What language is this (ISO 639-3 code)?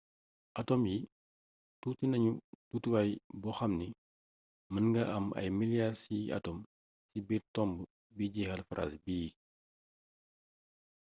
wol